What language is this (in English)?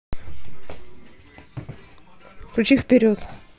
Russian